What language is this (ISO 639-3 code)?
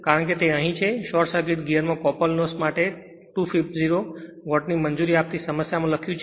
guj